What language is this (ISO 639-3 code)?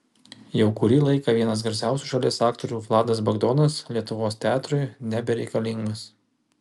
lit